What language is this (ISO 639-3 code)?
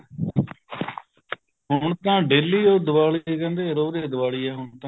pan